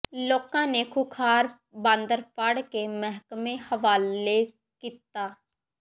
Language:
Punjabi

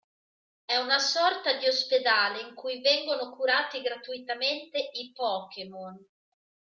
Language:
Italian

